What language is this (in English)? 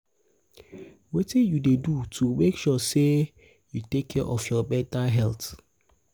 Nigerian Pidgin